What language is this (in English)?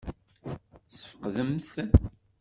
Kabyle